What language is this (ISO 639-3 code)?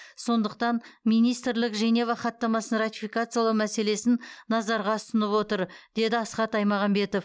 kaz